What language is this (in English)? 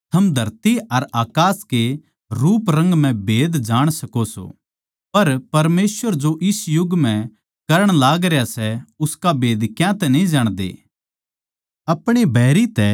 Haryanvi